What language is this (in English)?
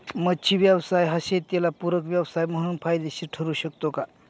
Marathi